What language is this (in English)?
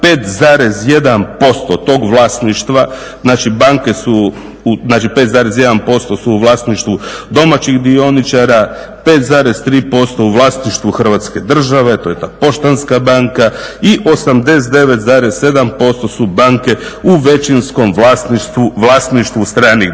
Croatian